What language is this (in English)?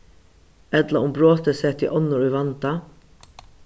Faroese